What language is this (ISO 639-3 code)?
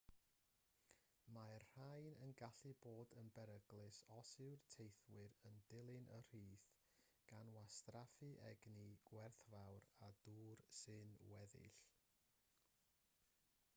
cym